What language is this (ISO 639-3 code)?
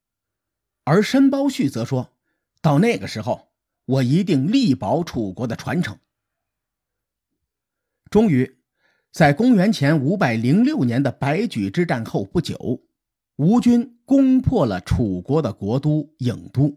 zho